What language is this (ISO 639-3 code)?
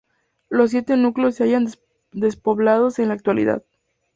spa